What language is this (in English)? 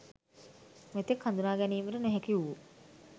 Sinhala